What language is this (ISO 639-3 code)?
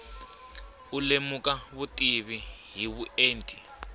tso